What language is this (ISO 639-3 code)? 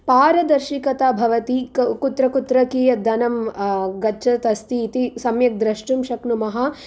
san